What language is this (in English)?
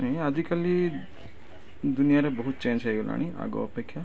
Odia